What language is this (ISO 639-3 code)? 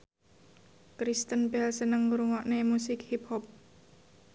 jav